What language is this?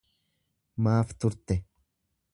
Oromo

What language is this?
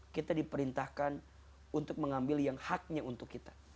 Indonesian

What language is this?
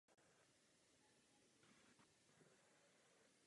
Czech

